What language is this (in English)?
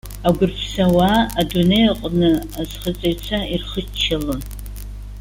Abkhazian